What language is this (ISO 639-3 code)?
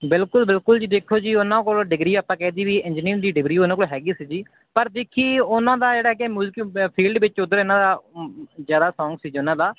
pan